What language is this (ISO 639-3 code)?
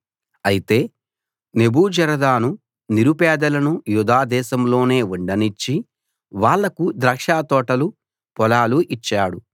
tel